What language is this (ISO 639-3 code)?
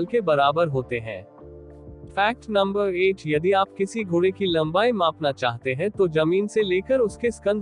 hin